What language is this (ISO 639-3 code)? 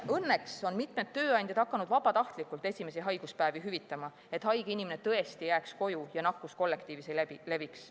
est